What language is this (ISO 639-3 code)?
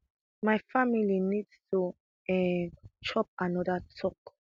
pcm